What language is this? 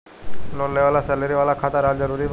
Bhojpuri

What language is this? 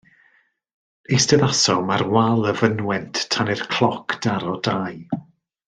Welsh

